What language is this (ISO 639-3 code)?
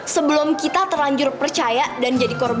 ind